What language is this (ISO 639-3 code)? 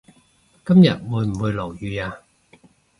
yue